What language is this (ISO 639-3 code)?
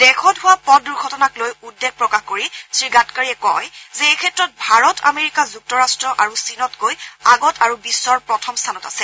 asm